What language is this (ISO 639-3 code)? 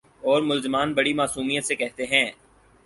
urd